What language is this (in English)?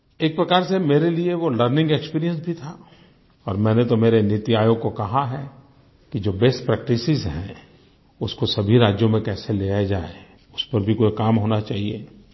Hindi